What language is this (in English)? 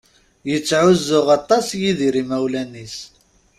Kabyle